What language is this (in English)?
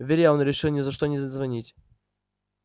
Russian